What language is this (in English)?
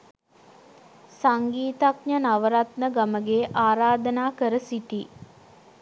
Sinhala